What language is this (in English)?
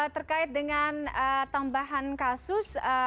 Indonesian